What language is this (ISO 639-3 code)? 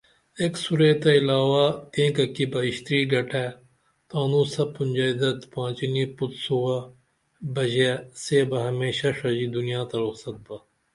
dml